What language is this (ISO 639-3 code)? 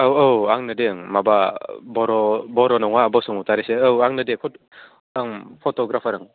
brx